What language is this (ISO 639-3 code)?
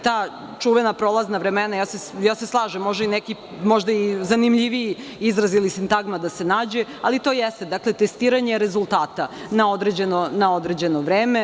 srp